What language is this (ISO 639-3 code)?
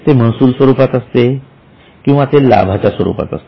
mar